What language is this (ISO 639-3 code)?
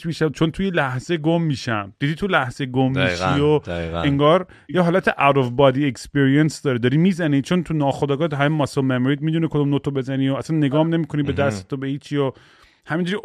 fas